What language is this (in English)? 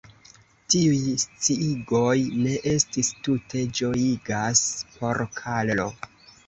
Esperanto